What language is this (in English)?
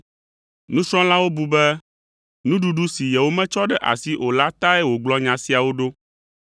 Ewe